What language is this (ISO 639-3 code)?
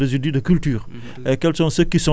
wol